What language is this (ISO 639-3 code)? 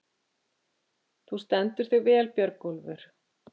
isl